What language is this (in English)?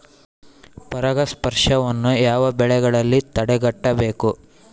Kannada